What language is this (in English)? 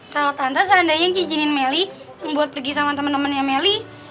Indonesian